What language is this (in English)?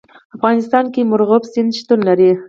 Pashto